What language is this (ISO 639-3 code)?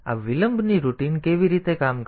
guj